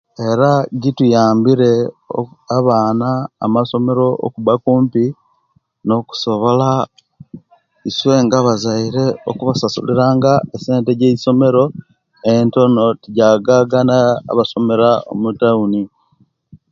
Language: Kenyi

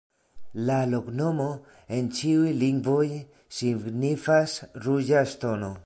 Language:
Esperanto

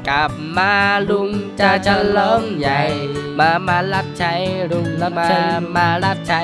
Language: Thai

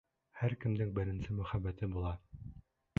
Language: Bashkir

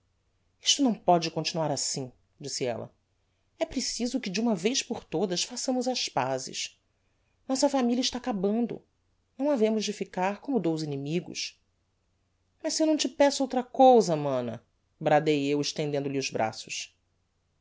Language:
Portuguese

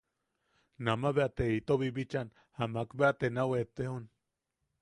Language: Yaqui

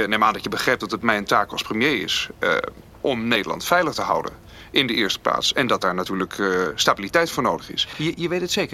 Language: Dutch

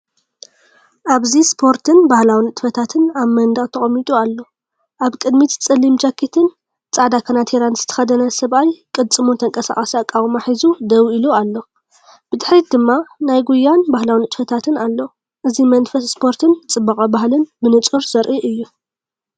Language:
Tigrinya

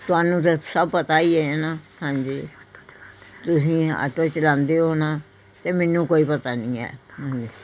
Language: Punjabi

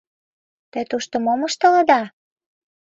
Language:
Mari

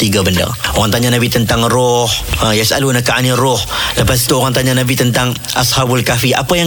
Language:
Malay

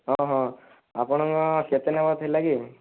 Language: Odia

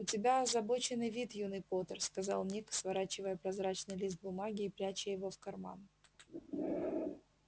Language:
Russian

